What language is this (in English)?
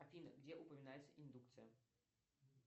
Russian